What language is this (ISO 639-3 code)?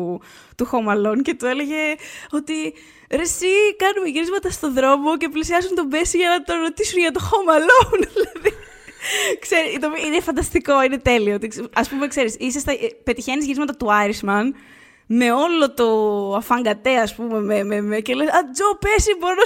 ell